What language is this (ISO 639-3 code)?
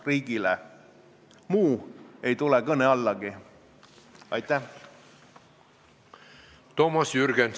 est